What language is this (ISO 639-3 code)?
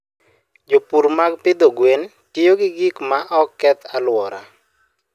luo